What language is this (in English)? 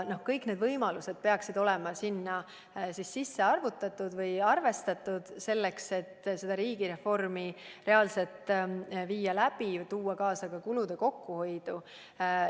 Estonian